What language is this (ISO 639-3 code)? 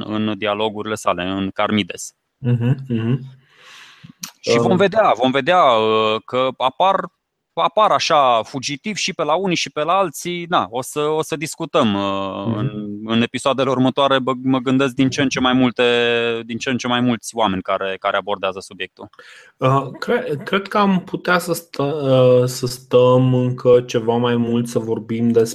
ron